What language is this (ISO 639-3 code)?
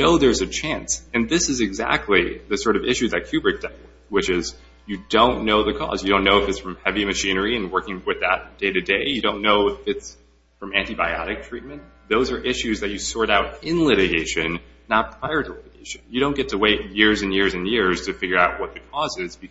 eng